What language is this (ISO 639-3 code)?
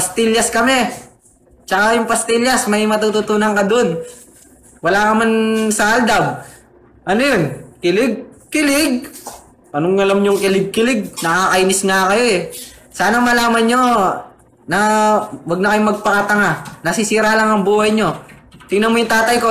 fil